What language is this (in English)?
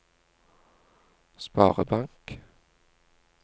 Norwegian